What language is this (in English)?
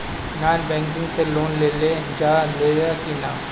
Bhojpuri